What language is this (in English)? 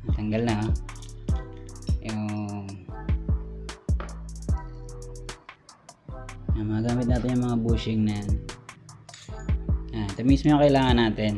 Filipino